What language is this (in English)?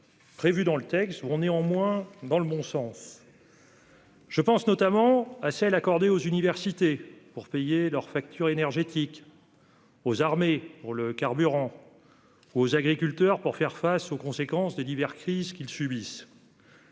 French